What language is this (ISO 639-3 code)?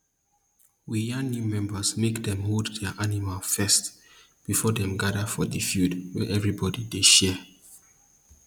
pcm